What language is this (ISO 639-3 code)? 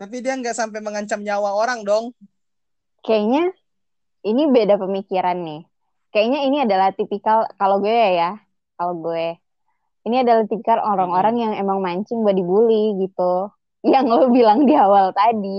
ind